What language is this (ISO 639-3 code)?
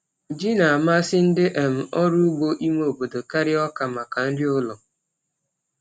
ibo